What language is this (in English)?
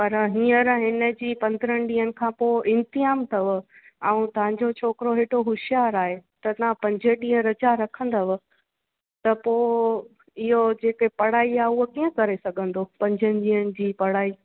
Sindhi